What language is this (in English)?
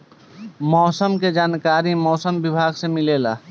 Bhojpuri